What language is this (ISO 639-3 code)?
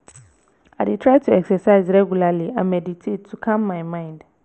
pcm